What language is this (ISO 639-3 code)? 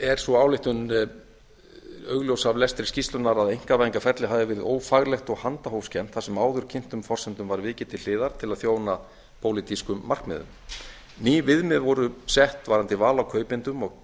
isl